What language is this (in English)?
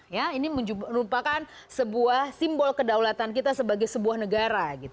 Indonesian